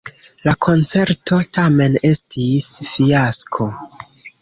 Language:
Esperanto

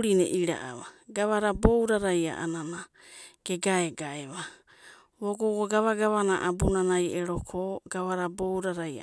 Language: Abadi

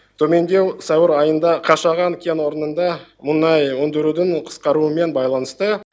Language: Kazakh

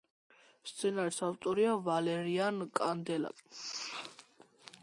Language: Georgian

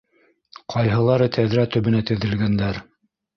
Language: Bashkir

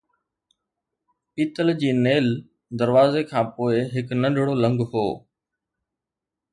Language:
Sindhi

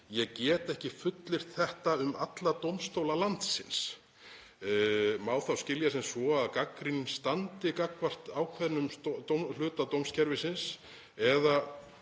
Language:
Icelandic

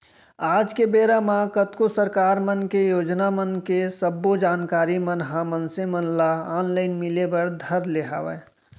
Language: Chhattisgarhi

